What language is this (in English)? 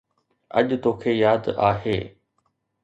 Sindhi